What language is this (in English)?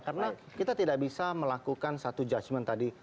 Indonesian